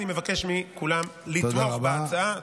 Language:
Hebrew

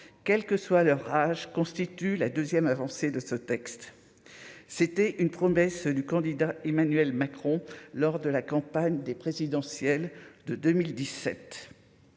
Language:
French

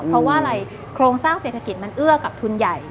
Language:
Thai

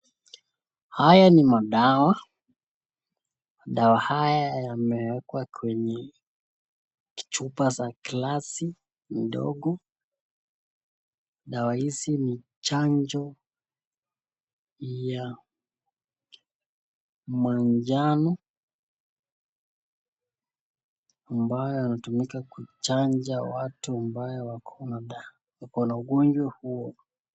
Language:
Swahili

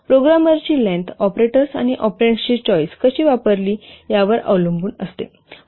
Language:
Marathi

